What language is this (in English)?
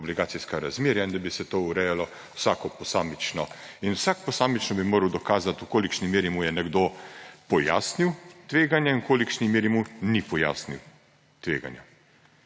Slovenian